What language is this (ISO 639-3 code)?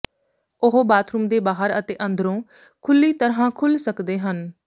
pan